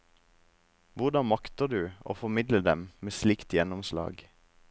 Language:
Norwegian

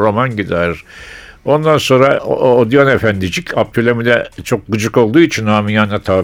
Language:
Turkish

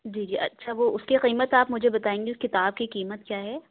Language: Urdu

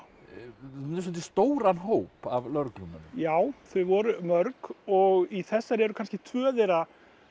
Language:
Icelandic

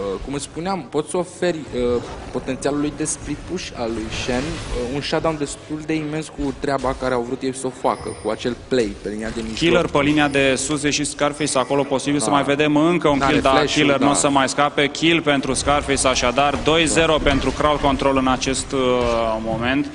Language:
Romanian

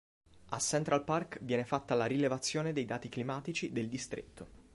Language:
Italian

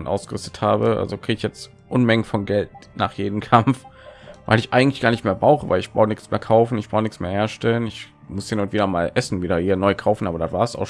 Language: German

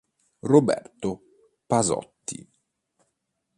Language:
Italian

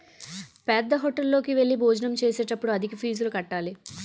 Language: Telugu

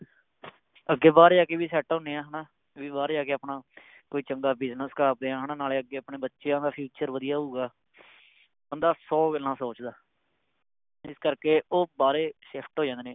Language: Punjabi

